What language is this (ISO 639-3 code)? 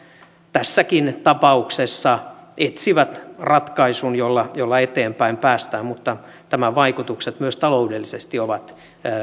fin